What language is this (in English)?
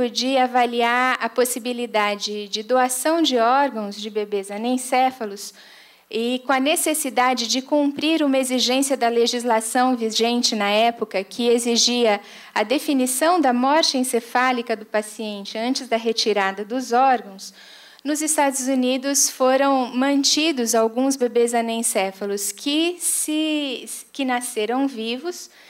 Portuguese